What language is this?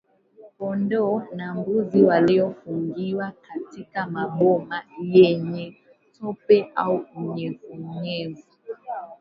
Swahili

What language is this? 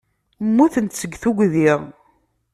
Kabyle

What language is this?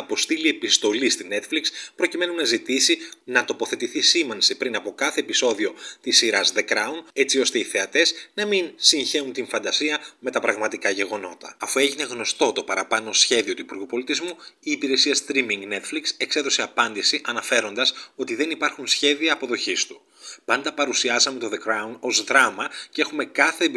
Greek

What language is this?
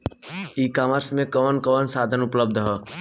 Bhojpuri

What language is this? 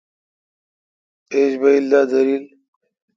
Kalkoti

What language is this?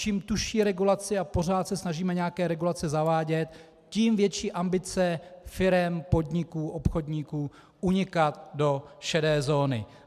Czech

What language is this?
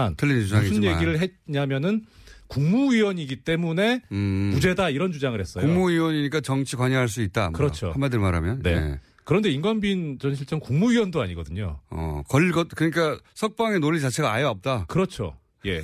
Korean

